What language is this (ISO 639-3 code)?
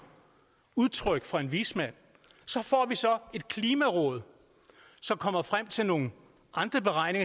dan